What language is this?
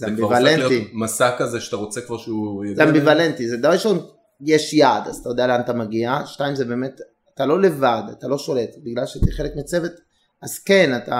Hebrew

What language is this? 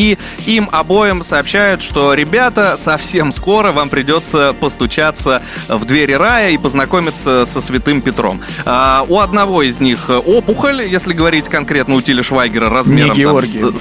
Russian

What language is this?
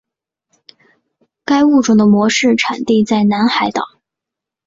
Chinese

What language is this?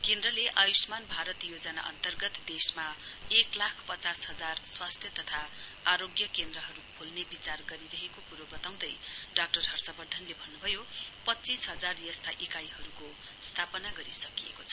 Nepali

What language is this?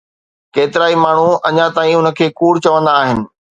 Sindhi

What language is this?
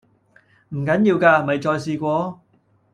Cantonese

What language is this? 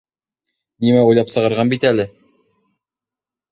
Bashkir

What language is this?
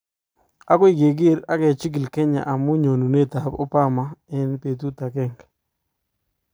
Kalenjin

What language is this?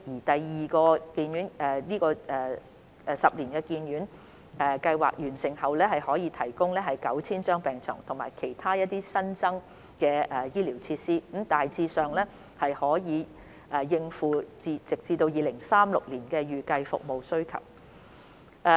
Cantonese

